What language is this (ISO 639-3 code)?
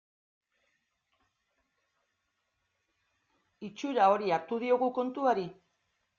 eus